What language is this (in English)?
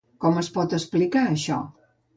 Catalan